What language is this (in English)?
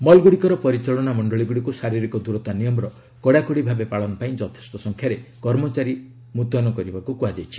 Odia